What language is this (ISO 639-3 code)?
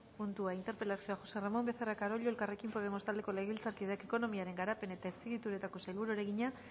eus